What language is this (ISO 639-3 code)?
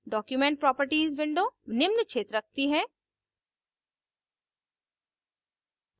hin